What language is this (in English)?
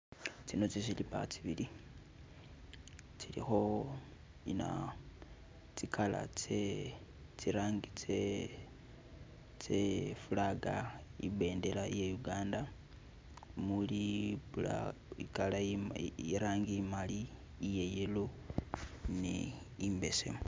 Masaaba